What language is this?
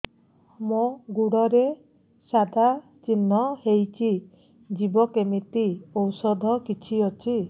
Odia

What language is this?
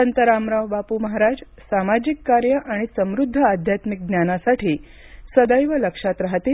Marathi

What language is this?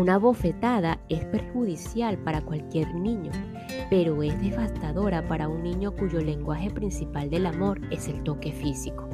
Spanish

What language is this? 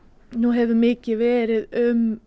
Icelandic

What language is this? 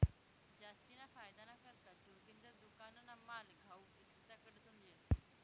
Marathi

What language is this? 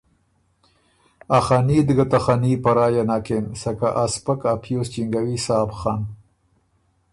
Ormuri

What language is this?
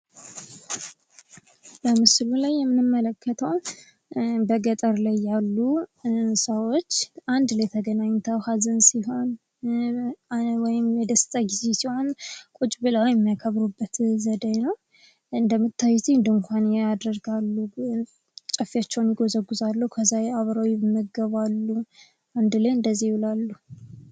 Amharic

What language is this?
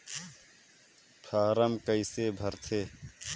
Chhattisgarhi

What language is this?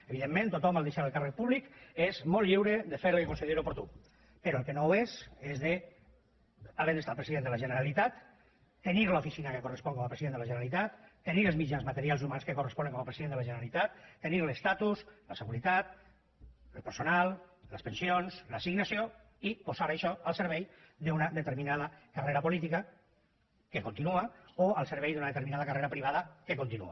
Catalan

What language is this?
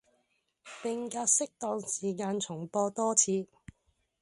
Cantonese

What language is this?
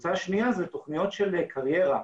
Hebrew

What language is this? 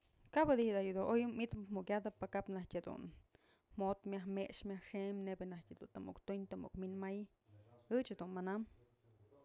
Mazatlán Mixe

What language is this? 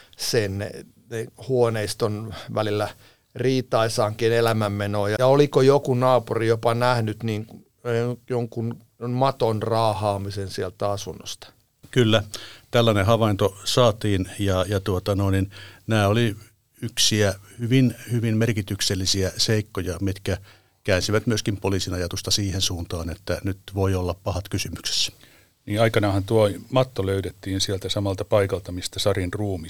Finnish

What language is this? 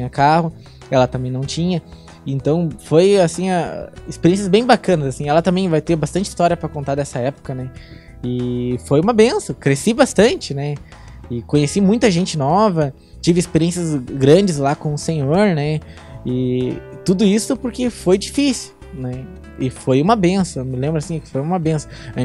Portuguese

